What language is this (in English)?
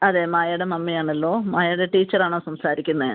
Malayalam